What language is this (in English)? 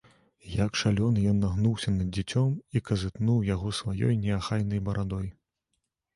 Belarusian